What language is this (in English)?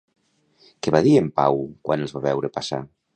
Catalan